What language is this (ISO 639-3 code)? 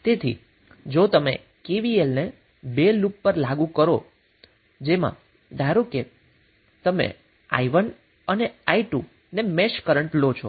guj